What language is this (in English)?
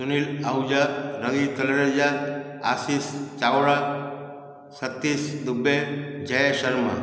Sindhi